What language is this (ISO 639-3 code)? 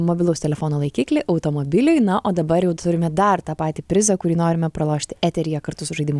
lit